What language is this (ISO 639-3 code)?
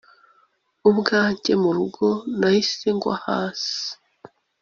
kin